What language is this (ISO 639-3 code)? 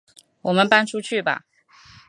zho